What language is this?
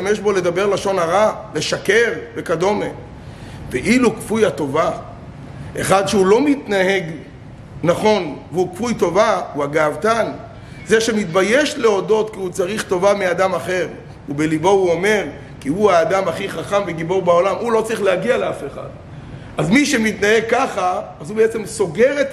Hebrew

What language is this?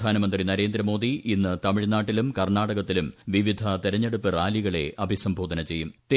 Malayalam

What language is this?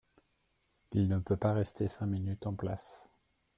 French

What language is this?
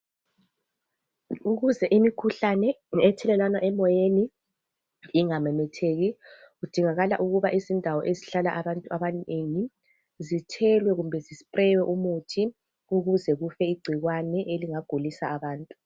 North Ndebele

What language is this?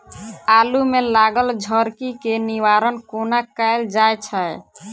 Maithili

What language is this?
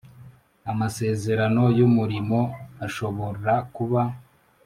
Kinyarwanda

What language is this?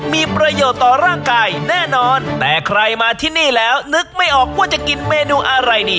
Thai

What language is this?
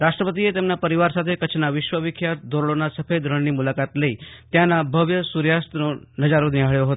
Gujarati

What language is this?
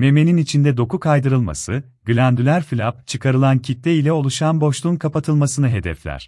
Turkish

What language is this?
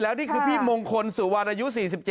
Thai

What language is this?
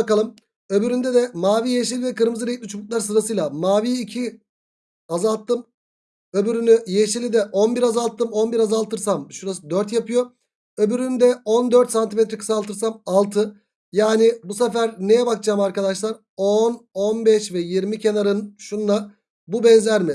Turkish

